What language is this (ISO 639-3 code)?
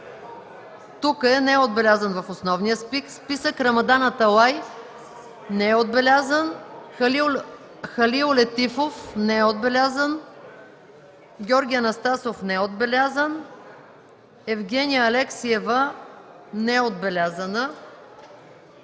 bul